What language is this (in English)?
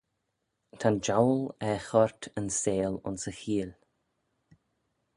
Manx